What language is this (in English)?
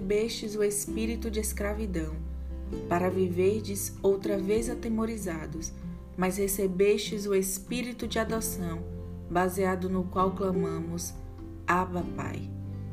Portuguese